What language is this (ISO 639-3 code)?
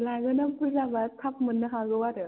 brx